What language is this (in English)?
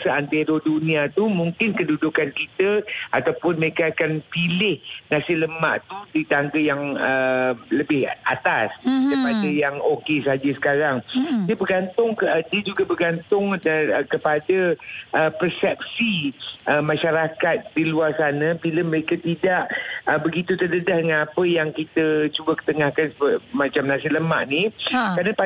Malay